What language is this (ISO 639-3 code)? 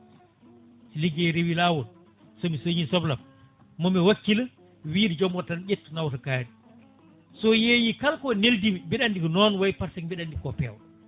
ful